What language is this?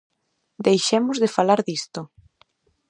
Galician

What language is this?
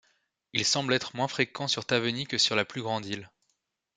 French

